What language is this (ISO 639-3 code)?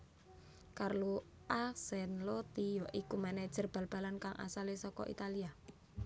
jav